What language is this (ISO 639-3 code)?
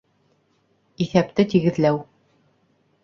bak